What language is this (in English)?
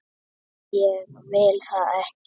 Icelandic